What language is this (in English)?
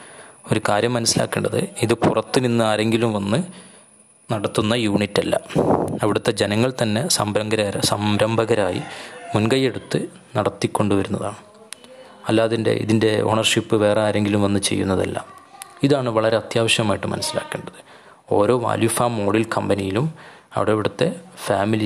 Malayalam